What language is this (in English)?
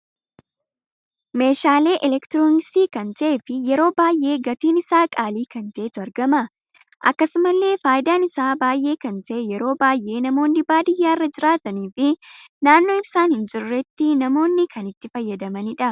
Oromo